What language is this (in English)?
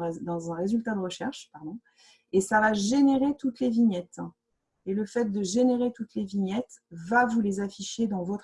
French